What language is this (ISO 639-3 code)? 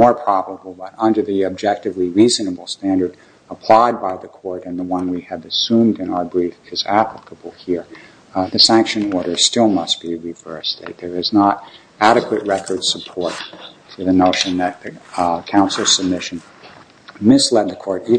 eng